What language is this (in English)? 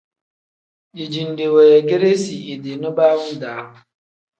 Tem